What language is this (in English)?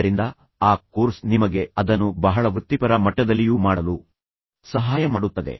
Kannada